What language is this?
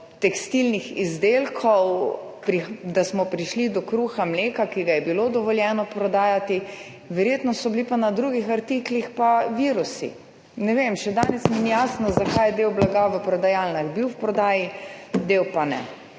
Slovenian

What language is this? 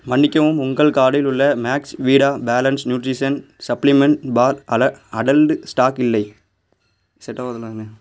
Tamil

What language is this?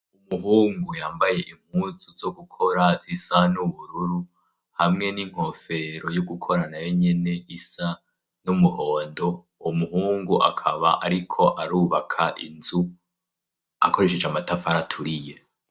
Rundi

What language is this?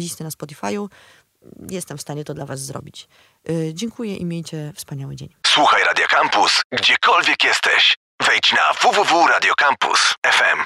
Polish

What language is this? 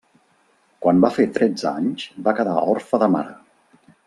Catalan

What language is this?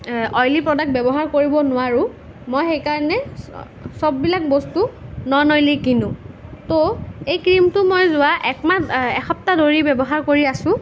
Assamese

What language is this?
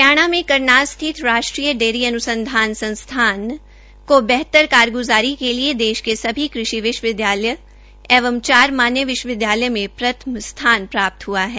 Hindi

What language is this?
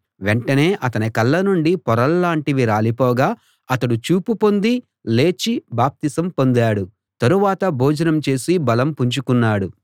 Telugu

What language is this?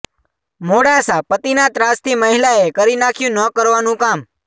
Gujarati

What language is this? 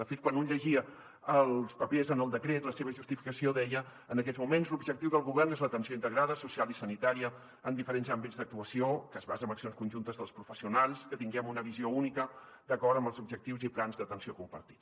Catalan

